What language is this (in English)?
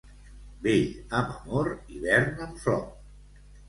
Catalan